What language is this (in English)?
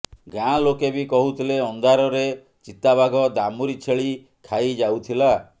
Odia